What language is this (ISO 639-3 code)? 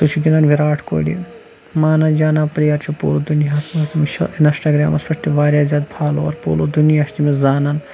kas